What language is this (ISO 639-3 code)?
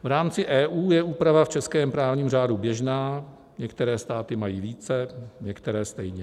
ces